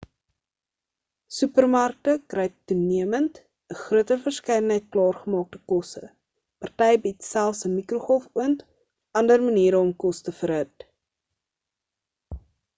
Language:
Afrikaans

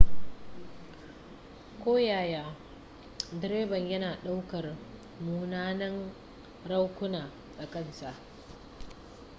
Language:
Hausa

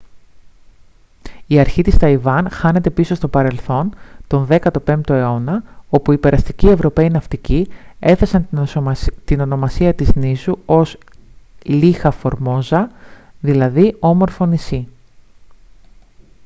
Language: Greek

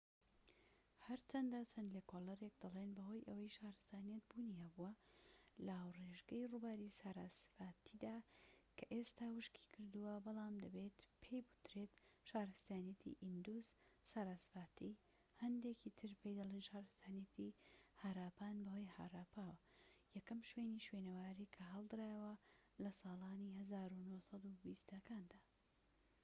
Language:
Central Kurdish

